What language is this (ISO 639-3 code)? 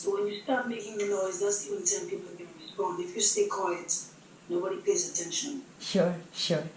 eng